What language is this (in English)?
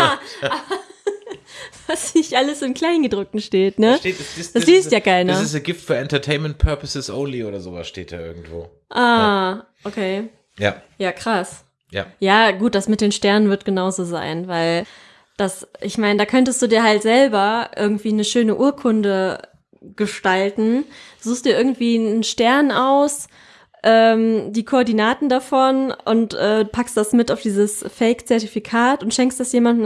German